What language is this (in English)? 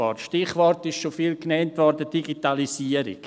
Swiss German